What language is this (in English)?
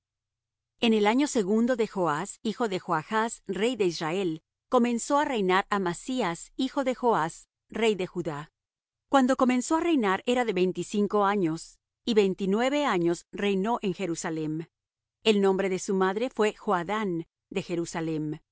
Spanish